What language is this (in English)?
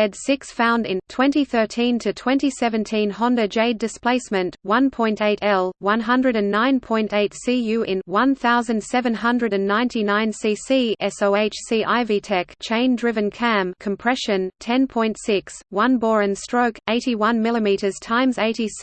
English